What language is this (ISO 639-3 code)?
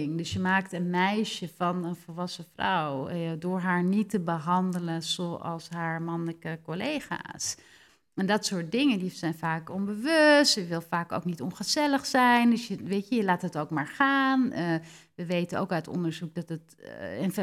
nld